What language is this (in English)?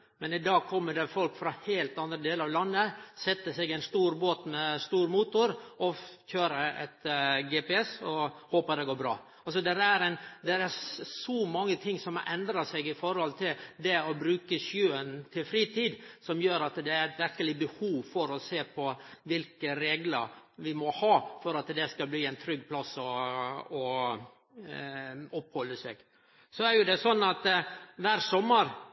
Norwegian Nynorsk